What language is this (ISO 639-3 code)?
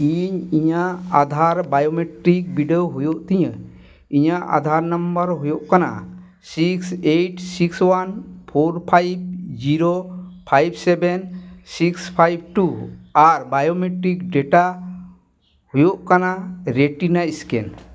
sat